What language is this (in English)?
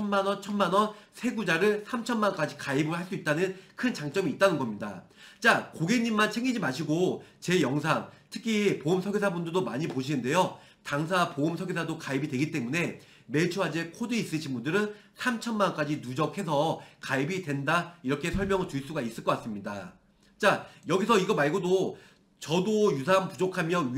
Korean